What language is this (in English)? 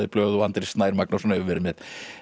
Icelandic